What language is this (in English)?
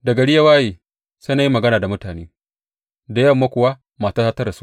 Hausa